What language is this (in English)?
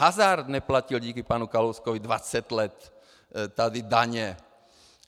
Czech